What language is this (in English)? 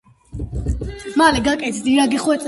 Georgian